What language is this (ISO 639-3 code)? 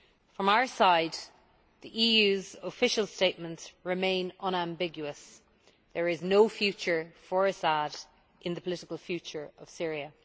eng